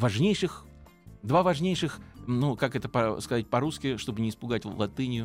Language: Russian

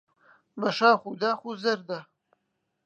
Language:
Central Kurdish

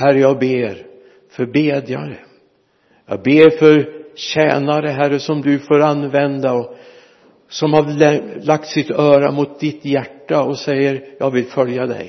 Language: Swedish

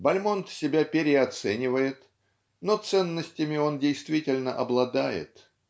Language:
Russian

